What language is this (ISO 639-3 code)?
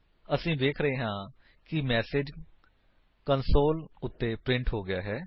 pan